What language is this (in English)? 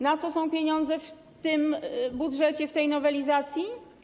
Polish